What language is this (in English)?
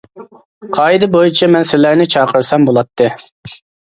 Uyghur